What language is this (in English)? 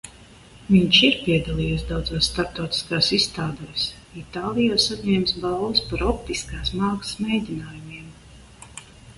Latvian